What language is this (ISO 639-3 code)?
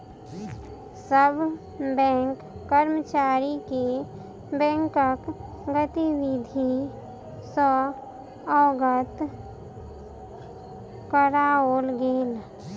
mai